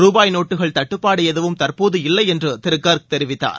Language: Tamil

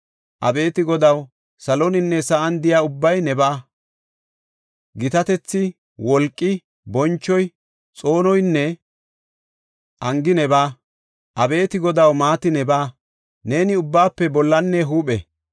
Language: Gofa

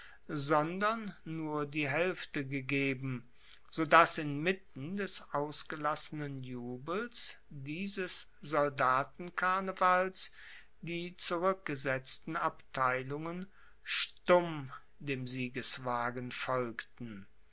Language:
German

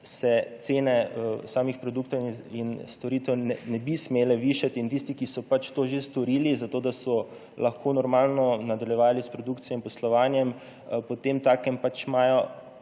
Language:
Slovenian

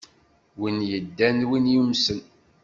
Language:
Kabyle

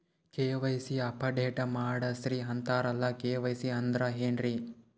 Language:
Kannada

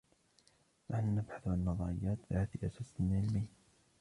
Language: Arabic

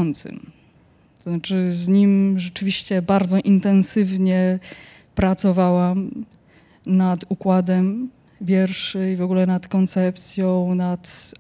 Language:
Polish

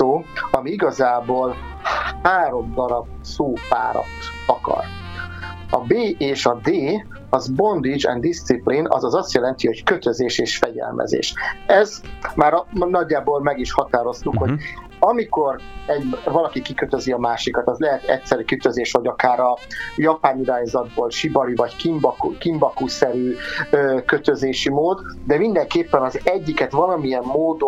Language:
Hungarian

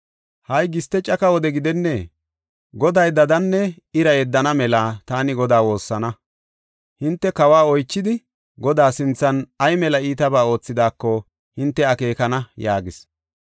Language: Gofa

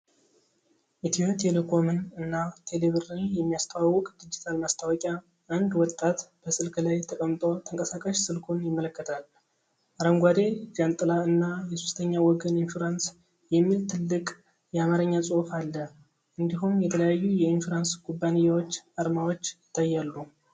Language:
Amharic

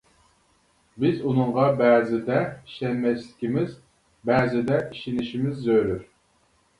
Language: Uyghur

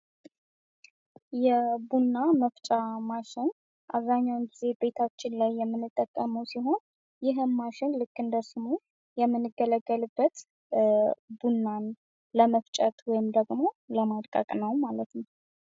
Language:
Amharic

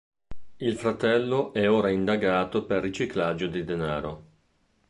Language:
Italian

